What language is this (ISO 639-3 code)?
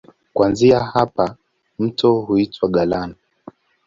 swa